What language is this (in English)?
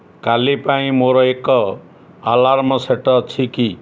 Odia